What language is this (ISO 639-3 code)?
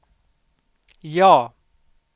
swe